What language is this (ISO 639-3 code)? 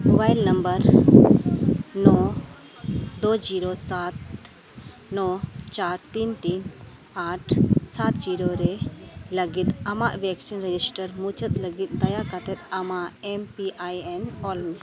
sat